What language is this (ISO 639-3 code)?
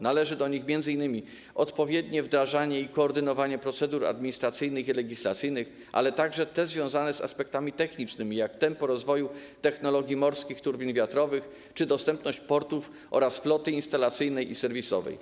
pol